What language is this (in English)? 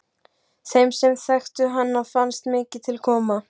Icelandic